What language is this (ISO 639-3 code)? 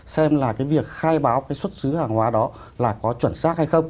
vie